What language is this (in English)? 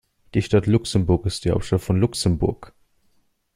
German